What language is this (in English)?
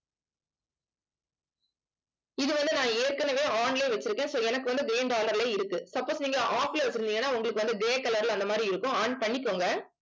Tamil